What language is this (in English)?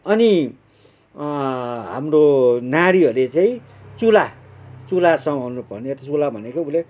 Nepali